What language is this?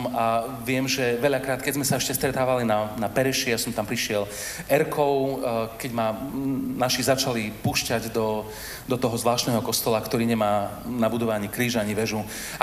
Slovak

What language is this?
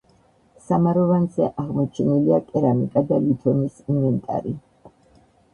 Georgian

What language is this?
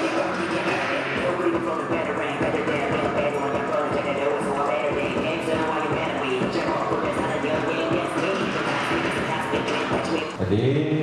Korean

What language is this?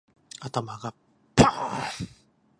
Japanese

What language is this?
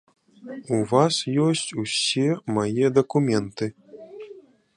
Belarusian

